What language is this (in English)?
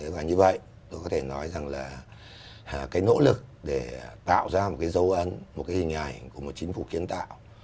Vietnamese